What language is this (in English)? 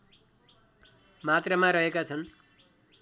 Nepali